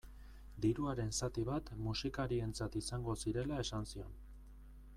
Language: Basque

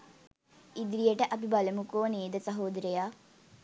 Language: Sinhala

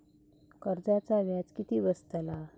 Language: Marathi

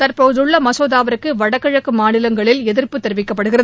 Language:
Tamil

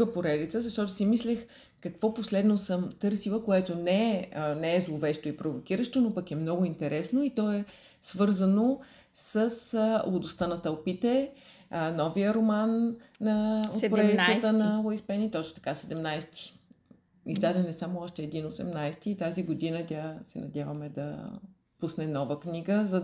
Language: Bulgarian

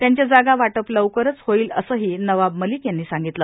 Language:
Marathi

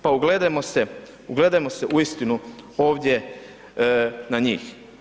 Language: Croatian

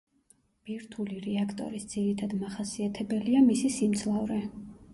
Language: Georgian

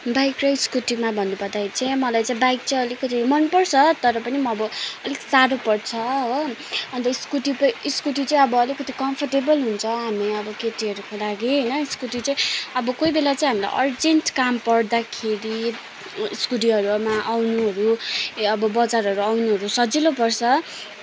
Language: Nepali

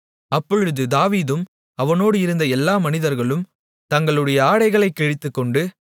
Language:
Tamil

